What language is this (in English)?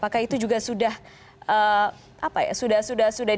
Indonesian